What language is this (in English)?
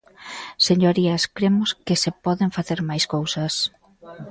Galician